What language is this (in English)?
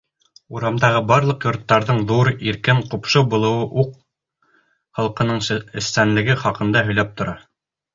Bashkir